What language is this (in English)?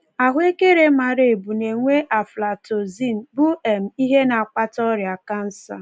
Igbo